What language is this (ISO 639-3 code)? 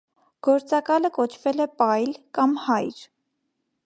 hye